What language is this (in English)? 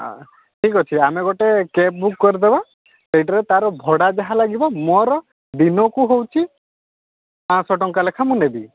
Odia